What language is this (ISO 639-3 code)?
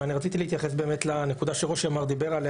heb